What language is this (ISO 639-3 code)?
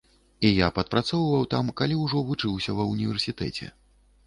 bel